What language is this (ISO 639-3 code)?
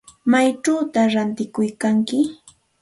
qxt